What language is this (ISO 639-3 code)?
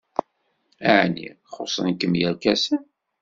kab